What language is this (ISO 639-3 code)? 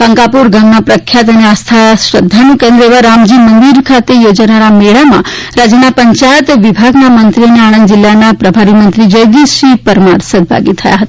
guj